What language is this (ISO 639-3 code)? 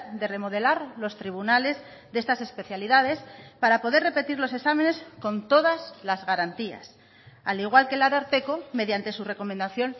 spa